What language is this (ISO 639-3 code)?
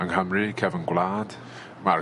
cym